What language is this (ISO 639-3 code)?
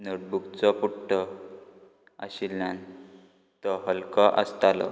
kok